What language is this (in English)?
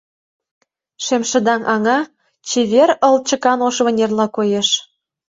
Mari